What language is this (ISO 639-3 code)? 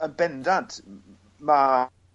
cym